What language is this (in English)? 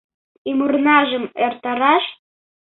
Mari